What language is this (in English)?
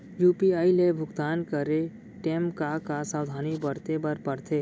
Chhattisgarhi